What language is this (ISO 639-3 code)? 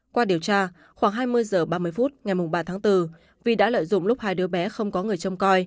vie